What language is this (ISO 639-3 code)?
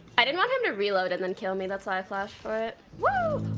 eng